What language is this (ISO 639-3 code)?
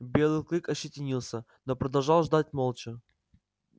rus